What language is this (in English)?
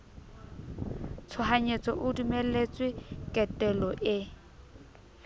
Southern Sotho